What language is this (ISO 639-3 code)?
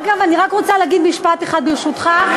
heb